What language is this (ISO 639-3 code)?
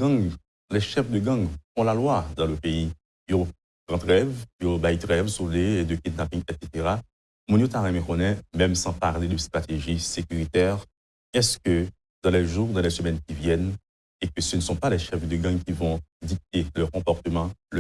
fra